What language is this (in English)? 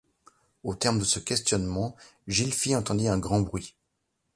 French